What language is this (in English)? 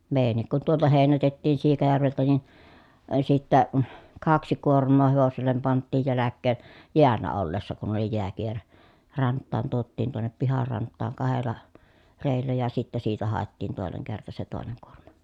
Finnish